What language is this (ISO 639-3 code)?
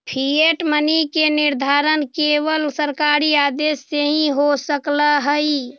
mag